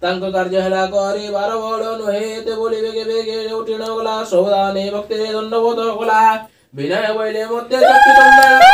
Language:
Indonesian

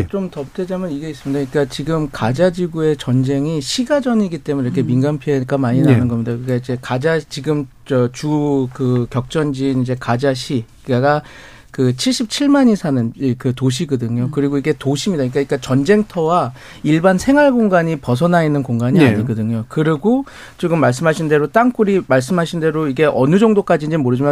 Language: Korean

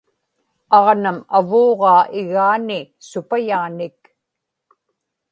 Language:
Inupiaq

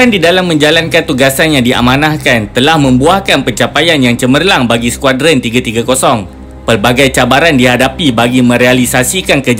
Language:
Malay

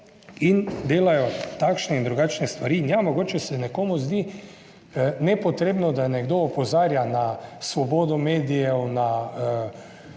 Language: Slovenian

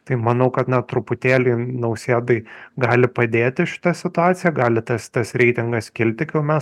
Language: Lithuanian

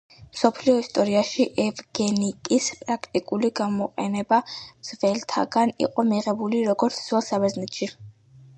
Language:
Georgian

